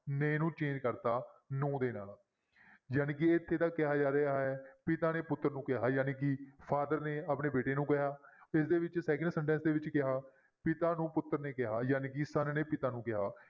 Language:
Punjabi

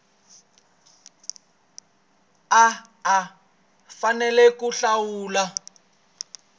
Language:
Tsonga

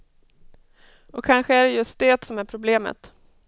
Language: Swedish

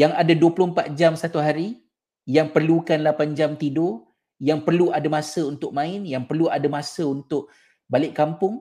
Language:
Malay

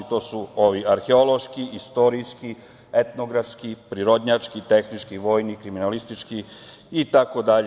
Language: Serbian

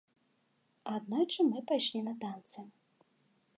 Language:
Belarusian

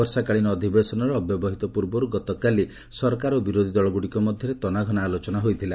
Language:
Odia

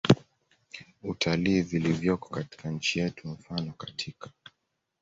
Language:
Swahili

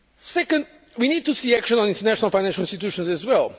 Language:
English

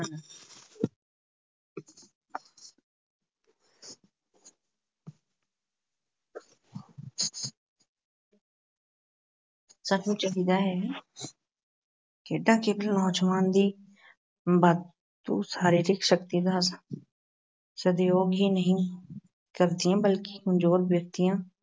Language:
Punjabi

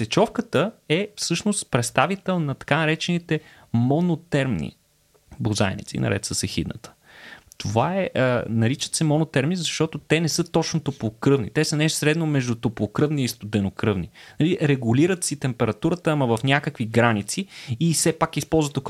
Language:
Bulgarian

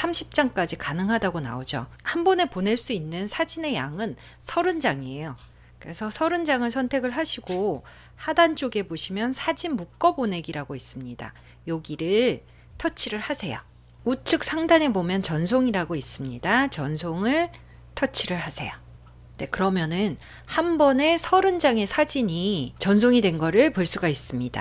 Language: Korean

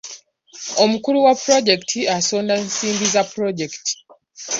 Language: Ganda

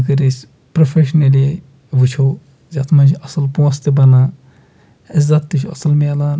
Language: Kashmiri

